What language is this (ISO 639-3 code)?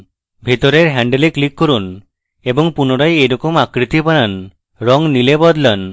ben